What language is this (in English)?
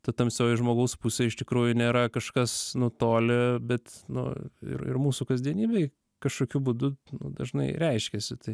Lithuanian